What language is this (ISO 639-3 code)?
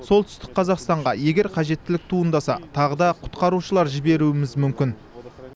kaz